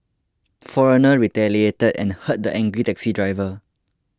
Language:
English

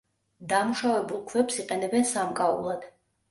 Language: Georgian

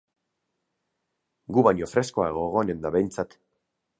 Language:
Basque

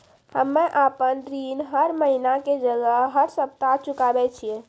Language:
Maithili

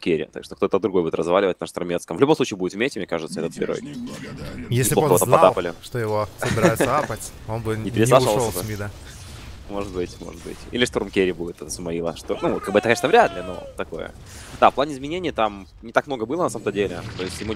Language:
Russian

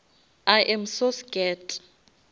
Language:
Northern Sotho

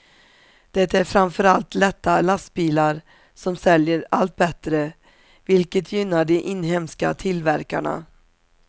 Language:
Swedish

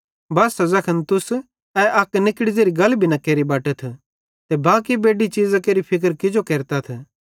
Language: Bhadrawahi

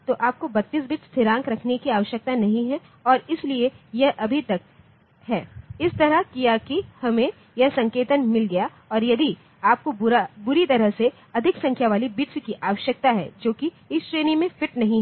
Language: Hindi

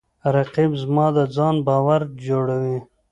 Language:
Pashto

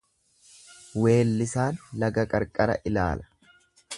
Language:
Oromo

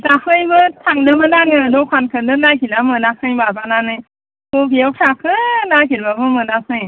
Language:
Bodo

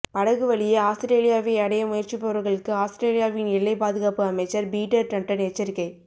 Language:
Tamil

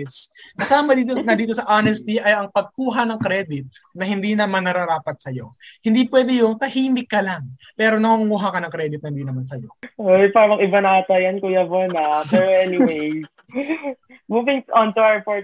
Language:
Filipino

